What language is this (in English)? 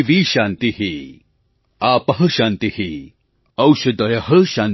Gujarati